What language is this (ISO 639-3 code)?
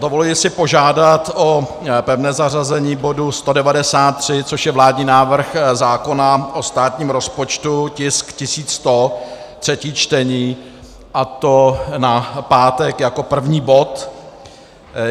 ces